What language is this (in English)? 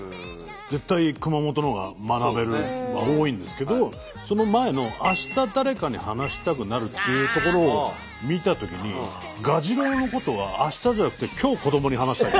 Japanese